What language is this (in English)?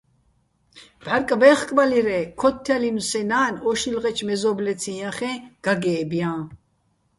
Bats